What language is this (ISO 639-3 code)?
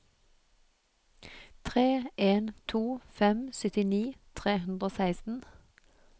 nor